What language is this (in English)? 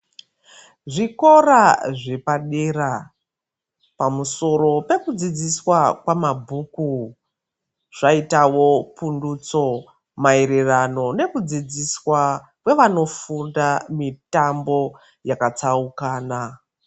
Ndau